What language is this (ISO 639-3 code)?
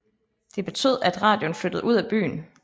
dan